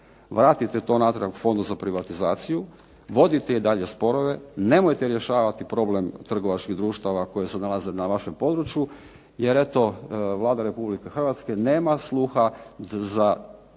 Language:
Croatian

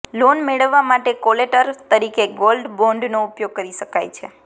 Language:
Gujarati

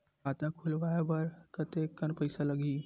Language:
Chhattisgarhi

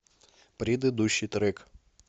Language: Russian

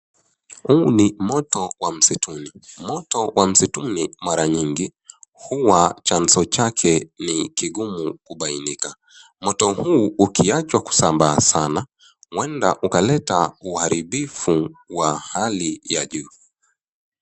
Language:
Swahili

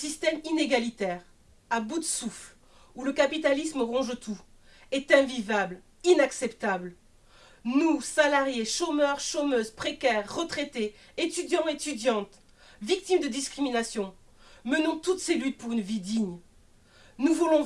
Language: French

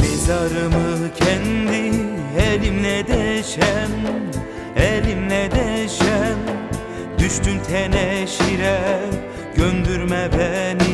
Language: Turkish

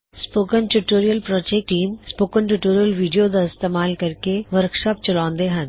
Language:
Punjabi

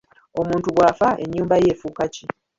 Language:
Ganda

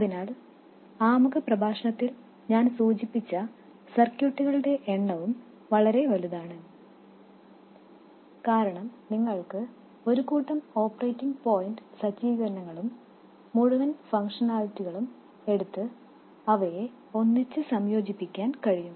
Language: Malayalam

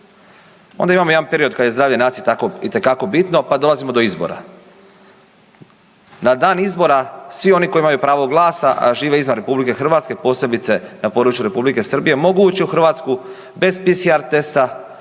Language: Croatian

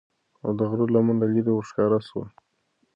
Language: Pashto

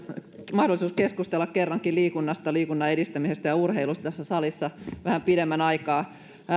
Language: Finnish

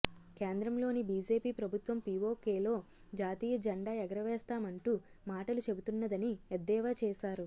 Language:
Telugu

